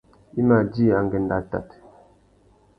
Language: Tuki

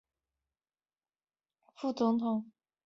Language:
Chinese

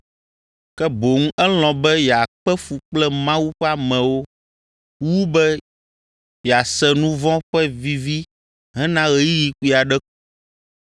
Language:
Ewe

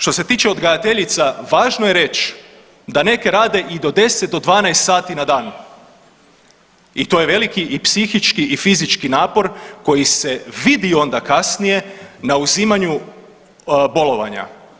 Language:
Croatian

